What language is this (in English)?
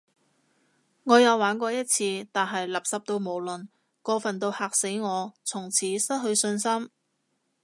Cantonese